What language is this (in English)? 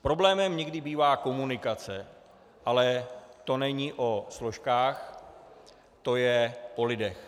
Czech